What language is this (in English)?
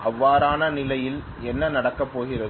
Tamil